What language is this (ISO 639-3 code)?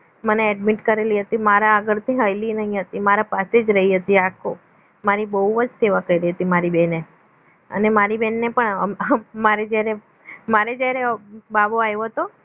guj